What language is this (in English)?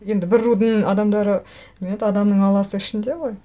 Kazakh